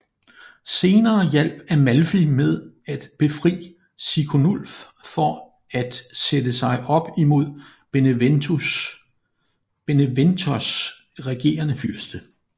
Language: Danish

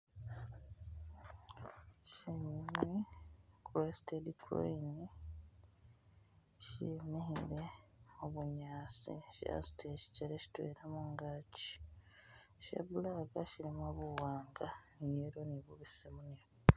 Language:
Masaaba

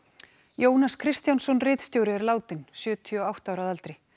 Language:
Icelandic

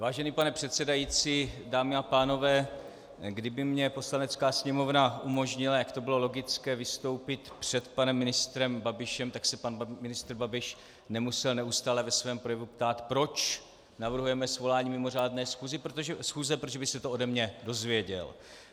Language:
Czech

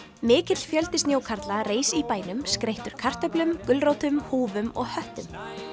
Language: Icelandic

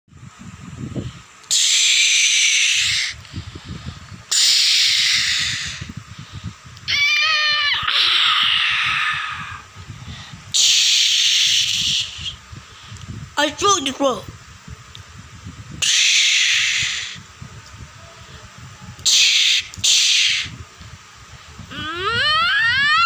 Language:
Thai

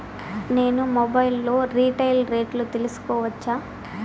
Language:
Telugu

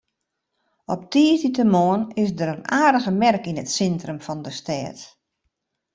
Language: Western Frisian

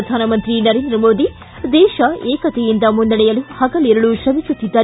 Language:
Kannada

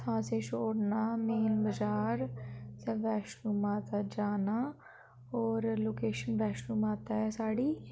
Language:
Dogri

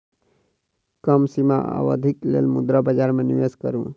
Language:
Maithili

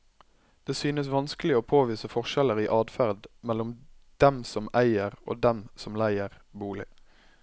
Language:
Norwegian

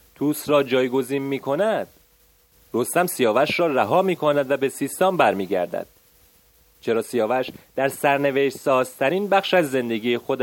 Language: Persian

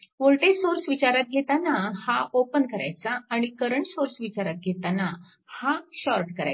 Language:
Marathi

